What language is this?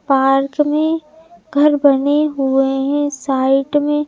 Hindi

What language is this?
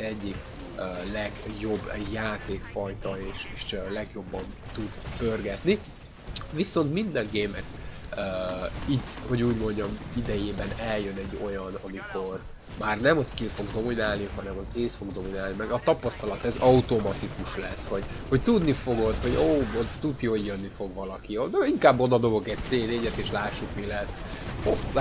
Hungarian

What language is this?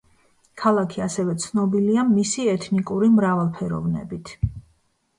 Georgian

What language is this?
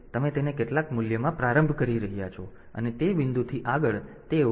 Gujarati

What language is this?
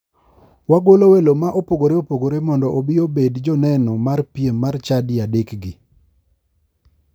Luo (Kenya and Tanzania)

